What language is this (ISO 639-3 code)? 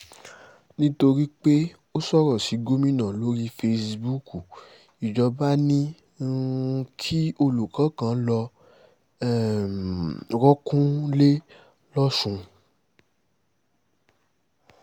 yor